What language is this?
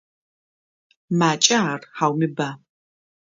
Adyghe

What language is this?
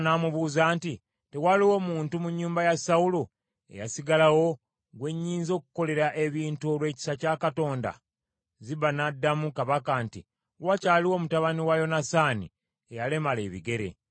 Ganda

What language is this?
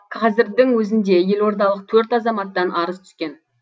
Kazakh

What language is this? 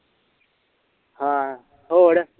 Punjabi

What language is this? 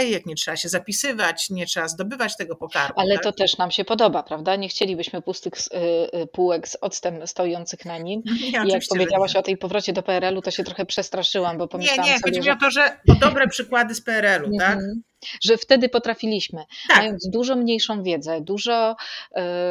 Polish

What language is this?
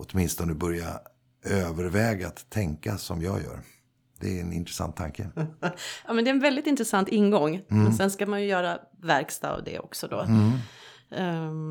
Swedish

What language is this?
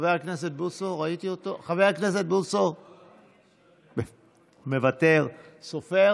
Hebrew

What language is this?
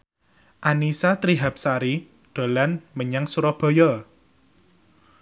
Javanese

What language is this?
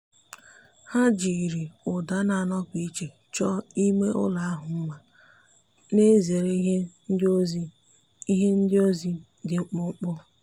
Igbo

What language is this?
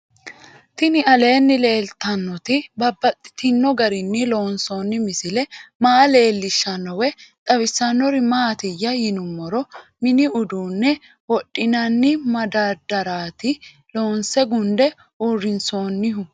Sidamo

